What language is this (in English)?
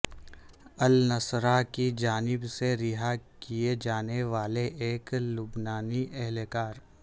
Urdu